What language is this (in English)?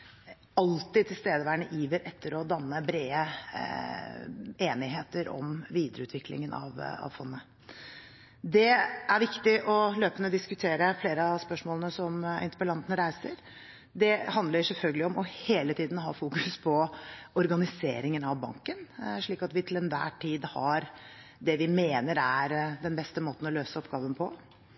Norwegian Bokmål